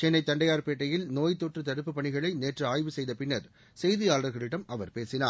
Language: Tamil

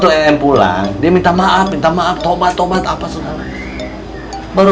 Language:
Indonesian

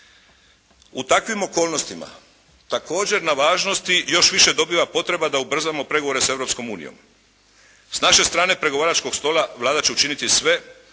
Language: Croatian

